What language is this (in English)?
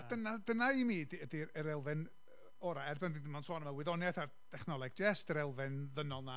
Welsh